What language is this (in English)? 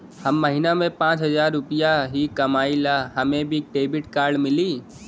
Bhojpuri